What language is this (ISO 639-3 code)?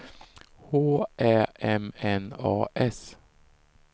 swe